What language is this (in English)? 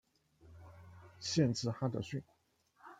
Chinese